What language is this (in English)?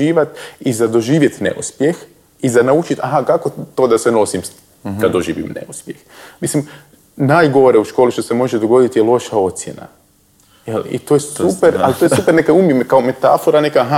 Croatian